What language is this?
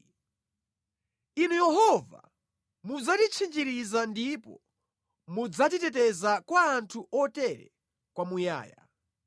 Nyanja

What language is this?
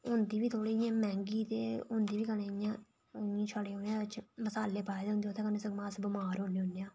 Dogri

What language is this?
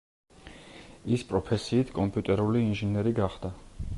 Georgian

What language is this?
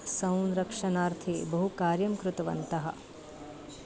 Sanskrit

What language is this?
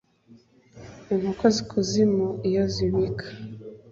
Kinyarwanda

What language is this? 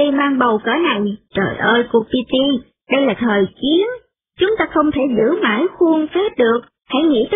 Vietnamese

